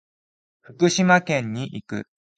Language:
Japanese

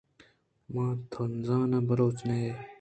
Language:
Eastern Balochi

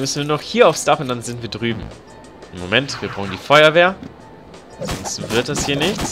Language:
German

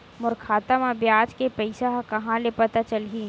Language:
Chhattisgarhi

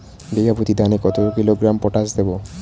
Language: Bangla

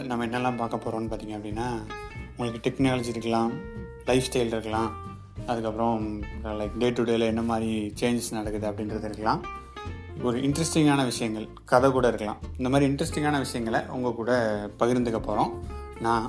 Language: Tamil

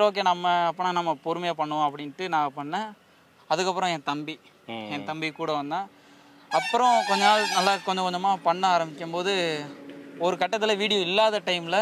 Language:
Korean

